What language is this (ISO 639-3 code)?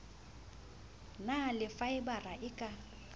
sot